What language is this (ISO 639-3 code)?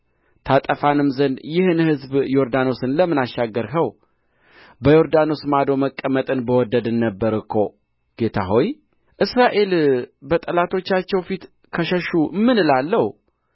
amh